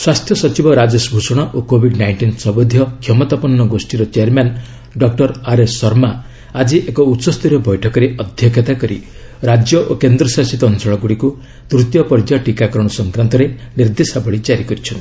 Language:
Odia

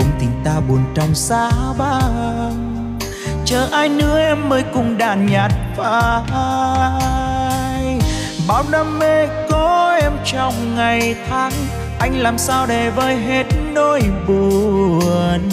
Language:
Vietnamese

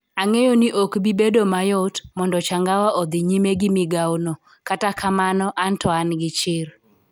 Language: Luo (Kenya and Tanzania)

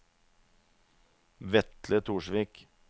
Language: Norwegian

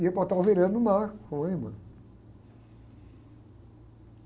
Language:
Portuguese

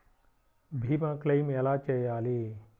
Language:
Telugu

